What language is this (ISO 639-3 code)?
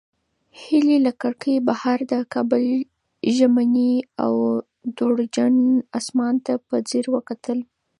pus